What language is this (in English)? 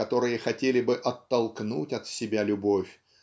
Russian